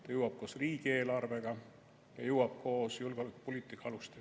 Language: Estonian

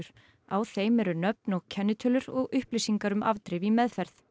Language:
Icelandic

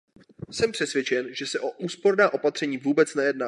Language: Czech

